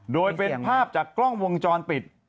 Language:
Thai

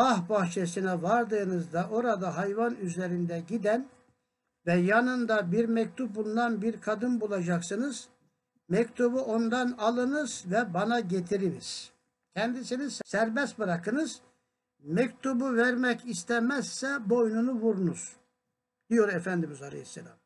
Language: Turkish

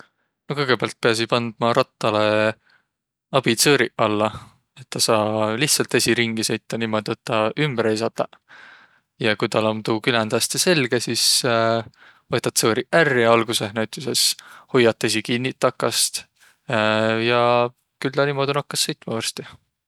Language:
Võro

